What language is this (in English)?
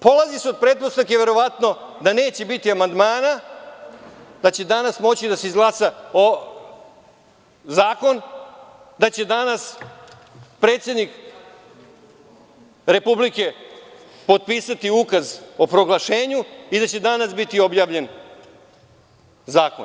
Serbian